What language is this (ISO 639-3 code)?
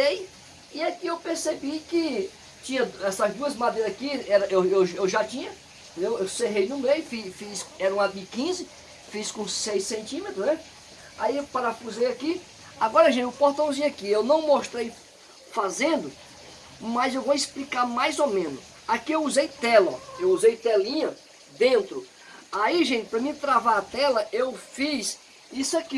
por